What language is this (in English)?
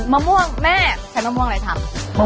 Thai